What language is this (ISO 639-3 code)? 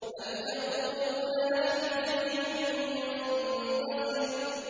ara